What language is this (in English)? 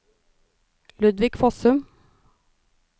Norwegian